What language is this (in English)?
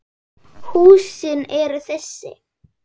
Icelandic